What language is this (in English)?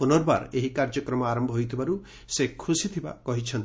Odia